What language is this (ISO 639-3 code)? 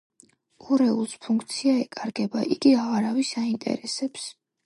kat